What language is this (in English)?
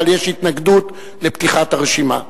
Hebrew